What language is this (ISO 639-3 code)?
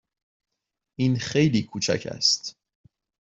fas